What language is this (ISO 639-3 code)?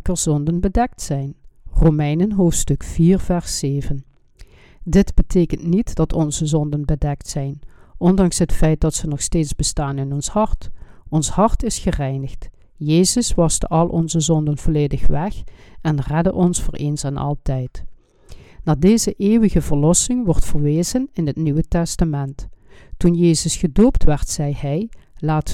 nld